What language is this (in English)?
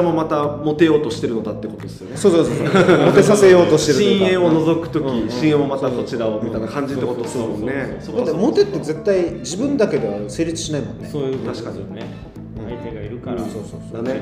Japanese